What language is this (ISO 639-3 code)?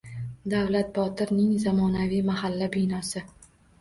uzb